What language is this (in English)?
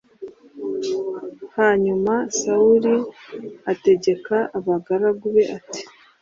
Kinyarwanda